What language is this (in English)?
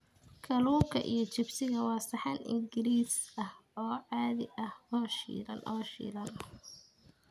Somali